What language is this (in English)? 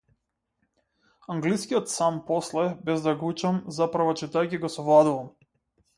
Macedonian